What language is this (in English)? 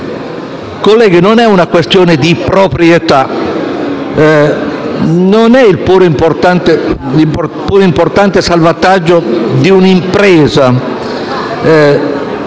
Italian